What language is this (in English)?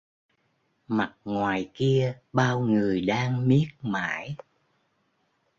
Vietnamese